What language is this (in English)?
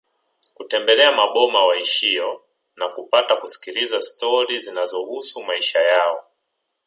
Swahili